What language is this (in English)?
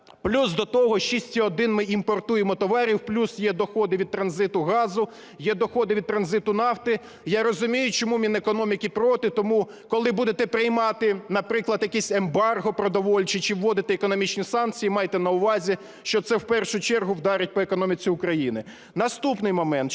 Ukrainian